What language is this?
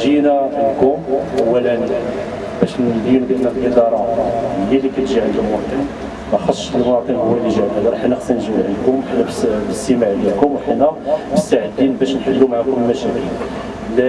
Arabic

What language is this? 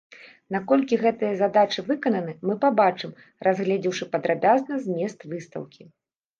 Belarusian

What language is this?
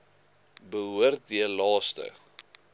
Afrikaans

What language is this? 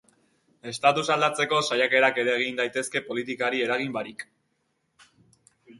Basque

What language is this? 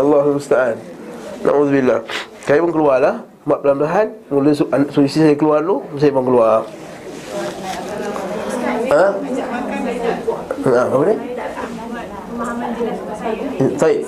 Malay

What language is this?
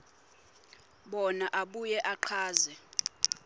Swati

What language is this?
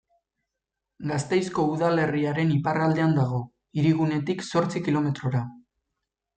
Basque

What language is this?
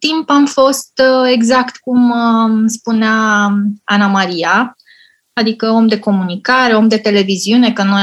Romanian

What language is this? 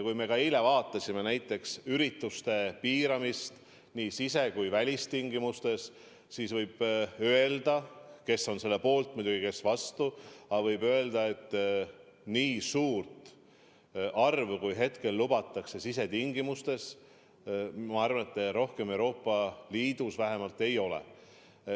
Estonian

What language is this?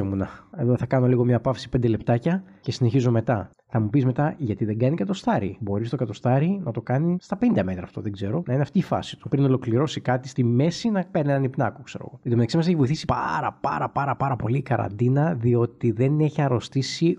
Greek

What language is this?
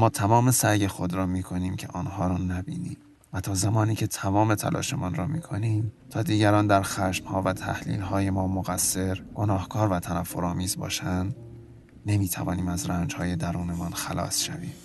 Persian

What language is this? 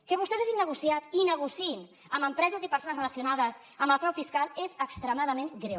Catalan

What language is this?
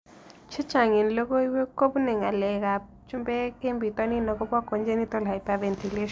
Kalenjin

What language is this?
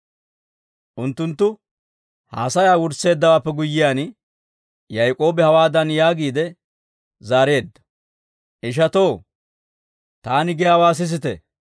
Dawro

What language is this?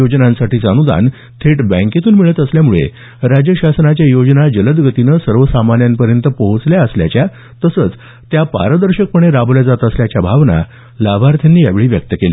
Marathi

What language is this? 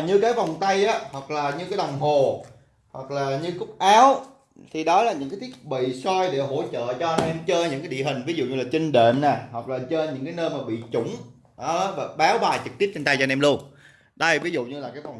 Vietnamese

